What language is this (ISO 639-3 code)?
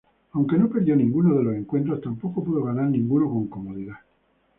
spa